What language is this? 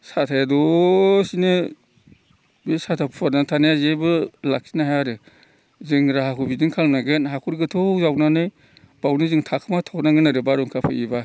Bodo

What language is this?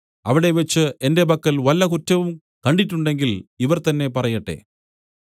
Malayalam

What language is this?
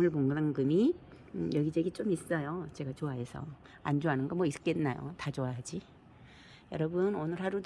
Korean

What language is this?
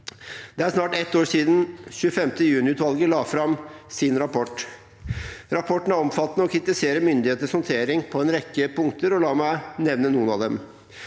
Norwegian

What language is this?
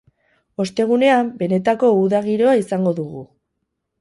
Basque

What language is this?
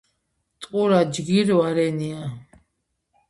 Georgian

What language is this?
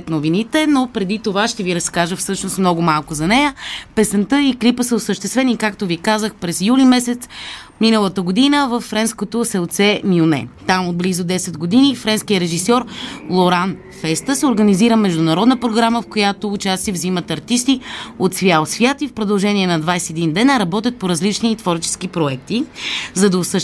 Bulgarian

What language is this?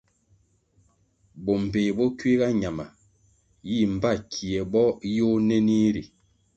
Kwasio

